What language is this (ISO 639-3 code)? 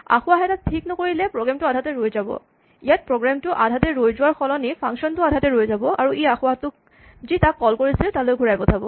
asm